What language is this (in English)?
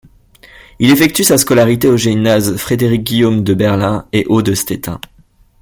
French